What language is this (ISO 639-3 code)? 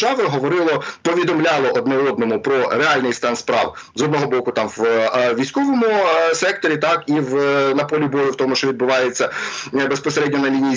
ukr